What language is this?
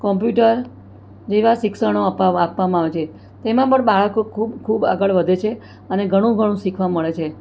Gujarati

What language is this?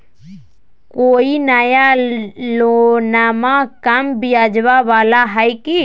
Magahi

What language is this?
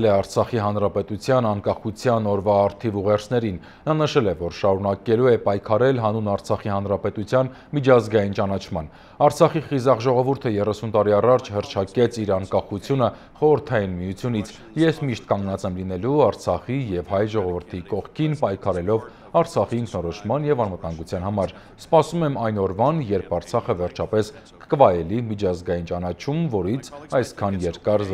Romanian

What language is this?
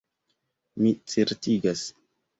Esperanto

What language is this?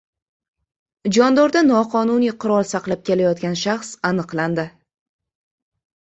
Uzbek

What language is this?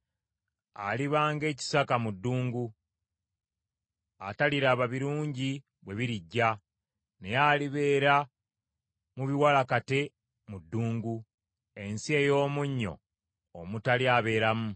Ganda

